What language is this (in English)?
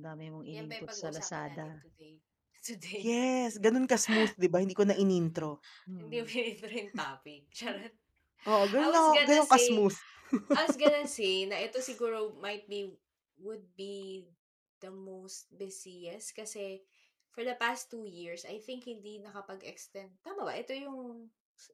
Filipino